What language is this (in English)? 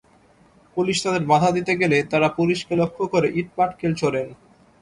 Bangla